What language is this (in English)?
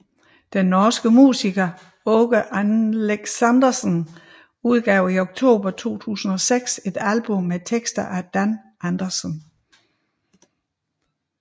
Danish